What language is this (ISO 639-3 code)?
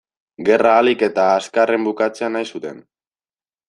eus